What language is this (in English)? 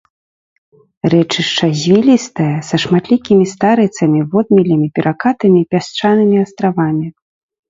Belarusian